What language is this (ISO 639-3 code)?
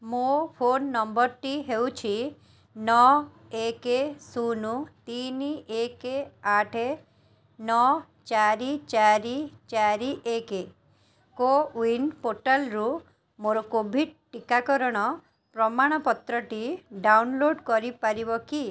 ori